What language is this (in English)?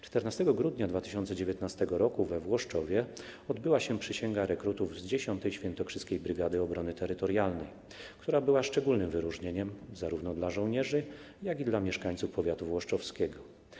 Polish